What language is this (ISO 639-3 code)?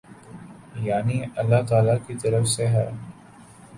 urd